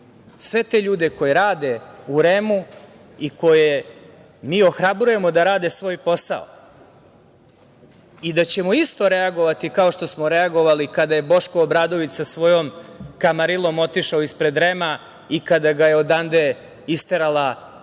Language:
Serbian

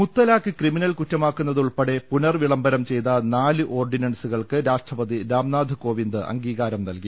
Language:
Malayalam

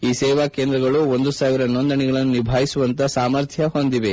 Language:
Kannada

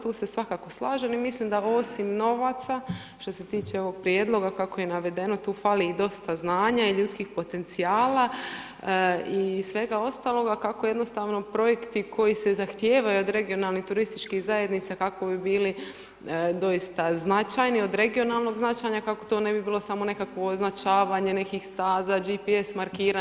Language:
Croatian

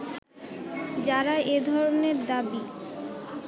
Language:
Bangla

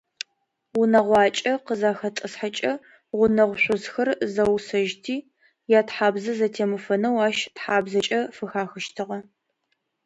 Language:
Adyghe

